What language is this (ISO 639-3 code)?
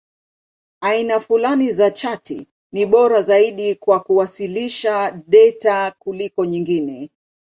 swa